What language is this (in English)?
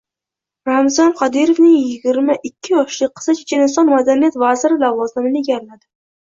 Uzbek